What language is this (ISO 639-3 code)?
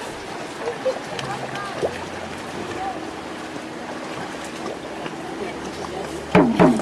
ind